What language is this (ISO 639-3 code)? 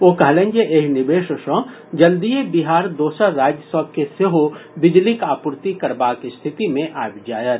mai